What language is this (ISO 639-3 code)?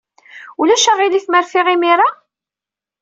kab